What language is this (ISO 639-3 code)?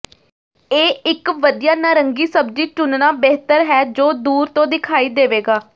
pan